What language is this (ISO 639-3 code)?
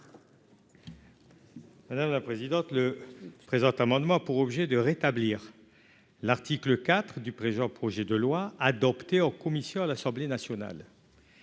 fra